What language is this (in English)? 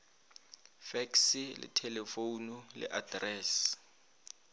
Northern Sotho